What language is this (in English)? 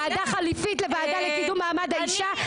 Hebrew